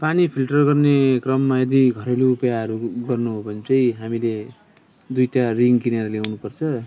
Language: Nepali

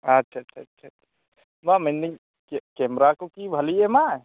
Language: Santali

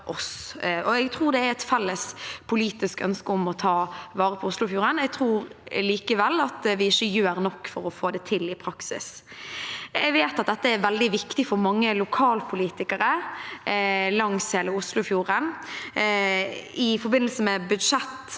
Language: Norwegian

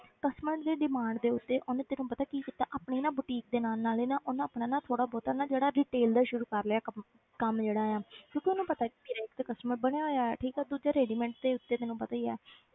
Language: Punjabi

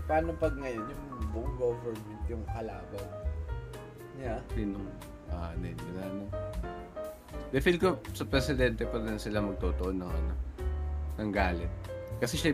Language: Filipino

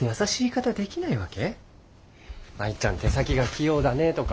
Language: Japanese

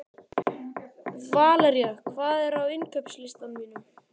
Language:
Icelandic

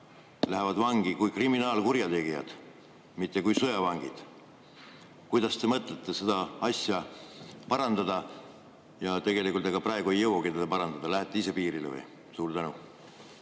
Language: Estonian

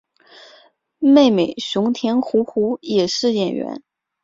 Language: Chinese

